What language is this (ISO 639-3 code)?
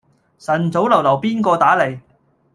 yue